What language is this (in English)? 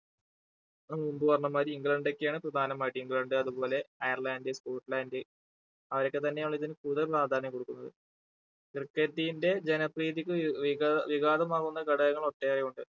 Malayalam